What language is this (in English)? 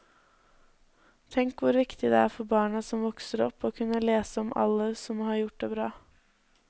Norwegian